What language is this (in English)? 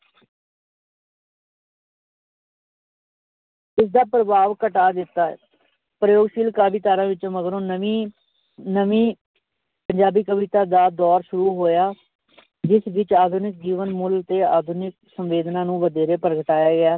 Punjabi